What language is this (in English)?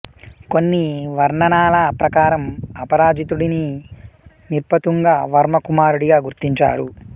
Telugu